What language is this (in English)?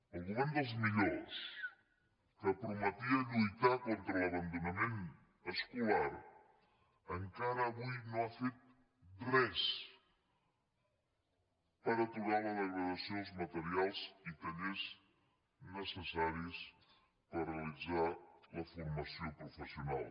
Catalan